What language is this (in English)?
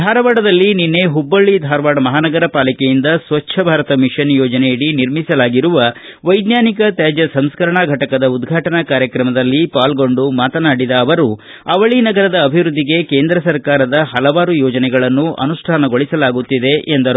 Kannada